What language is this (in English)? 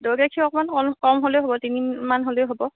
Assamese